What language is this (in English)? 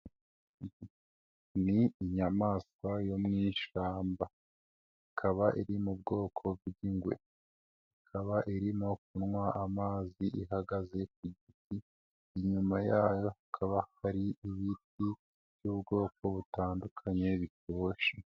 Kinyarwanda